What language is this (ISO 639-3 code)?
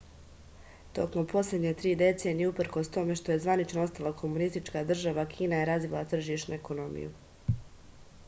srp